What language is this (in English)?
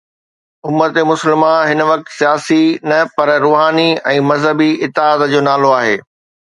Sindhi